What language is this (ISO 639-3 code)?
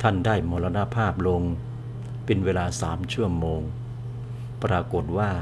tha